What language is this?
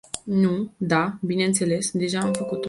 Romanian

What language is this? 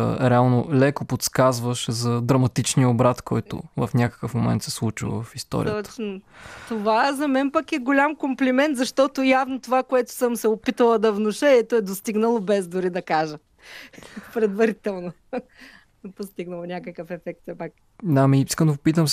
Bulgarian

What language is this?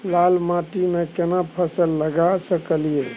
Maithili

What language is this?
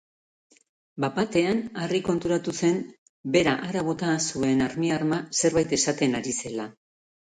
Basque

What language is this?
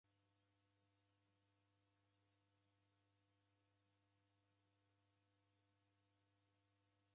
Taita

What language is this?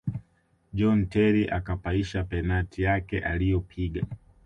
Swahili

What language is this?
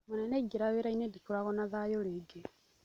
Kikuyu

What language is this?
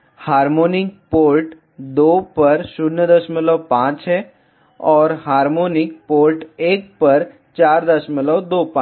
Hindi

